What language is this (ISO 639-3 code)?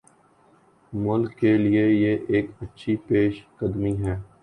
urd